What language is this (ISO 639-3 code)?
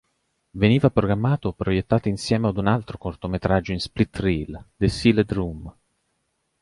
ita